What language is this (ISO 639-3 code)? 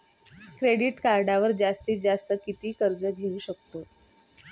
mar